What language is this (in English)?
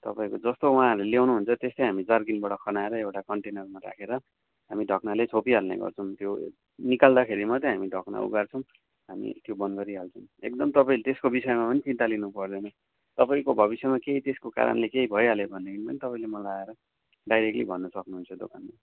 Nepali